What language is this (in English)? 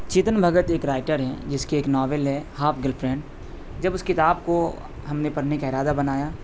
Urdu